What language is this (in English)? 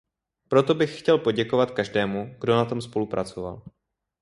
Czech